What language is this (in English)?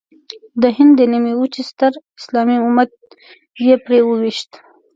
Pashto